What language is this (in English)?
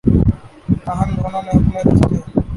Urdu